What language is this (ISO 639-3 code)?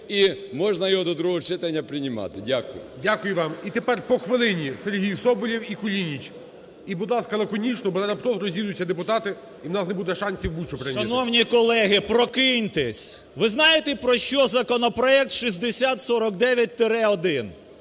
ukr